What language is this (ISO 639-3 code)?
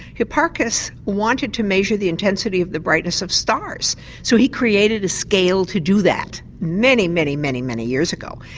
eng